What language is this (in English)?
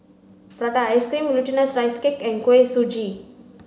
English